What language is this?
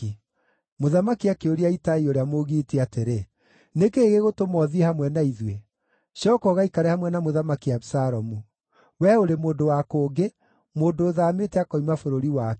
Kikuyu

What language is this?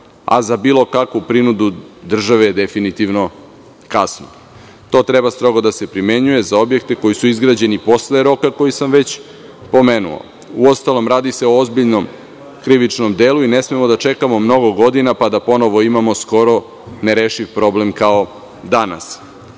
Serbian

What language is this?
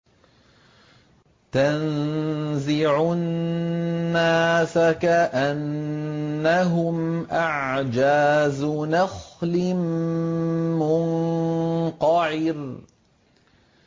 Arabic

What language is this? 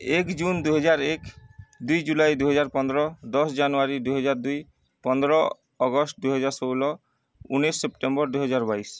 Odia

